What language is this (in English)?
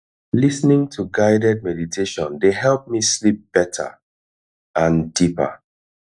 Nigerian Pidgin